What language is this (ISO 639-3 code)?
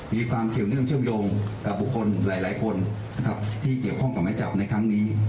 tha